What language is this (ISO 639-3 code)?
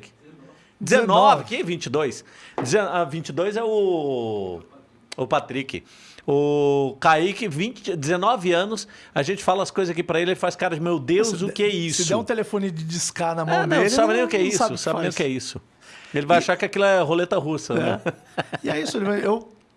por